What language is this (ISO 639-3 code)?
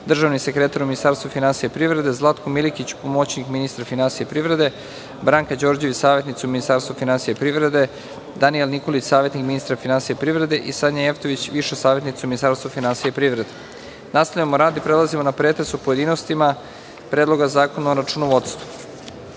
srp